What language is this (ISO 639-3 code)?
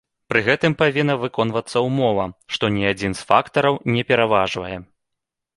bel